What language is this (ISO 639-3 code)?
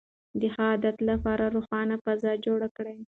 pus